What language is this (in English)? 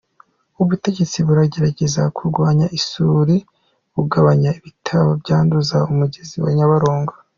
Kinyarwanda